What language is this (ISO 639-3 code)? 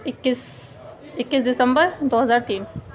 urd